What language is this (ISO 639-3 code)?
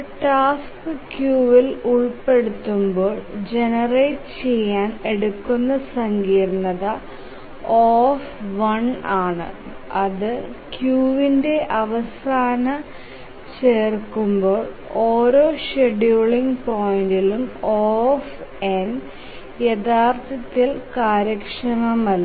mal